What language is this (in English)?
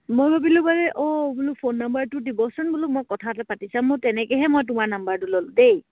Assamese